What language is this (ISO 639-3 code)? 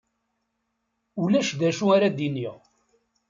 kab